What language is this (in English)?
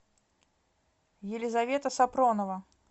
Russian